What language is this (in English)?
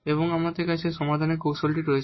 Bangla